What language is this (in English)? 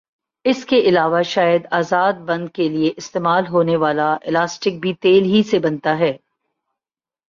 Urdu